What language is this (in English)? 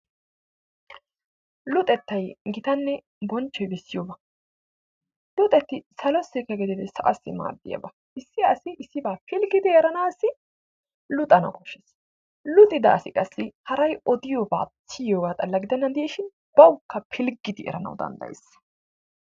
Wolaytta